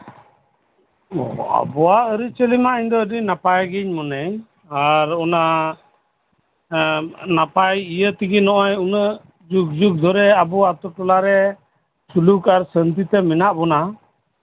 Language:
Santali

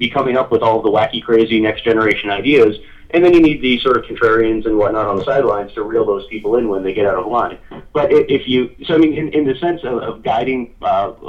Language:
English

